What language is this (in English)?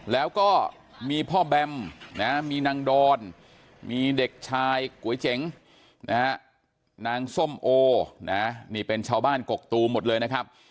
Thai